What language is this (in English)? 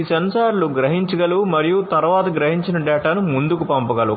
Telugu